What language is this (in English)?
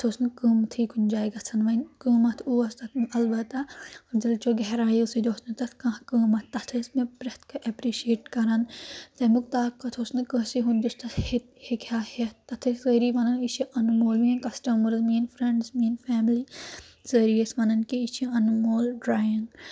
Kashmiri